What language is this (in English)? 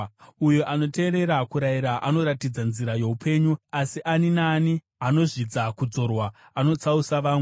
Shona